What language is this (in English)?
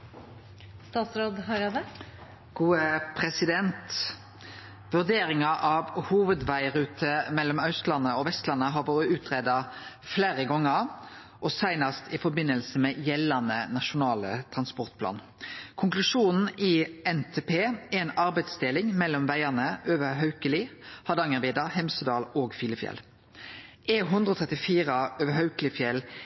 Norwegian